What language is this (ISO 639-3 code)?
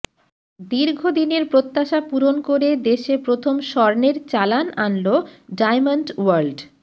ben